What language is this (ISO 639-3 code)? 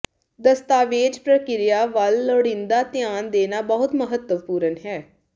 pan